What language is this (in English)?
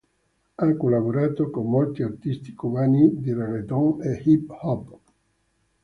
Italian